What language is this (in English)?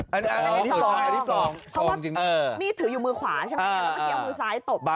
Thai